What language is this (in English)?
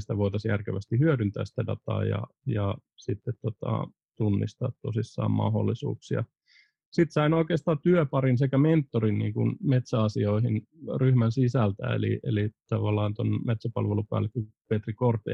Finnish